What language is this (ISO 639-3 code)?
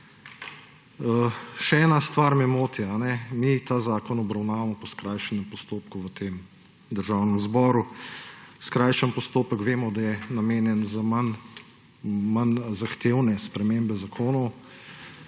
slv